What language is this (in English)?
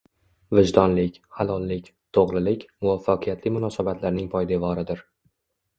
Uzbek